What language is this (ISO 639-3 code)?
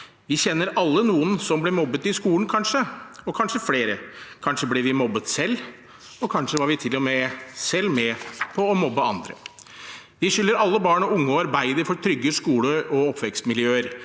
nor